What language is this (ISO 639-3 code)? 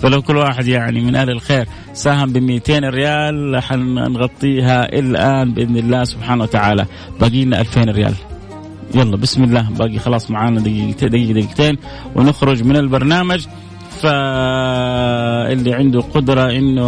ara